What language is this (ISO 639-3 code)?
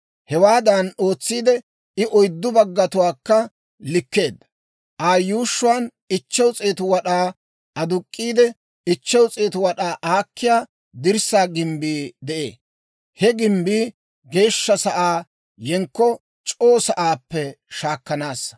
dwr